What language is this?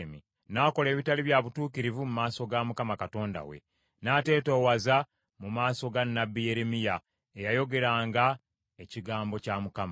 Ganda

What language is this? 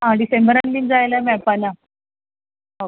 Konkani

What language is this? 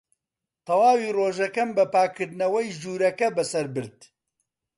Central Kurdish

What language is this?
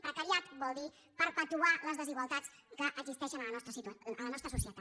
Catalan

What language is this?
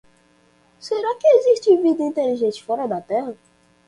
Portuguese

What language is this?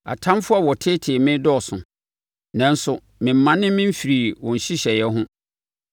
Akan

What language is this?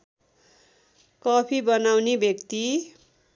Nepali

